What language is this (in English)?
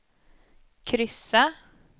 Swedish